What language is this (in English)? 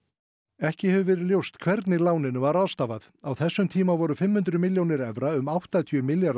Icelandic